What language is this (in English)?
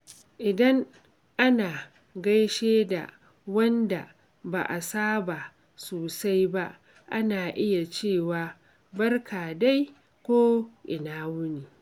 Hausa